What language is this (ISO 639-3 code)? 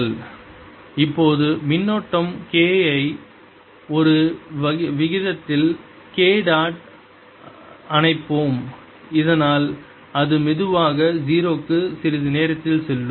tam